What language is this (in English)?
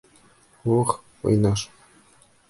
Bashkir